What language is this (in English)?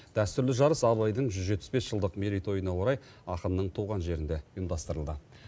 Kazakh